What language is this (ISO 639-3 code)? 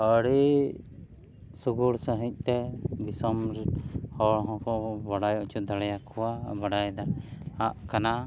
sat